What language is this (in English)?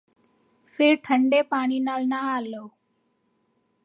Punjabi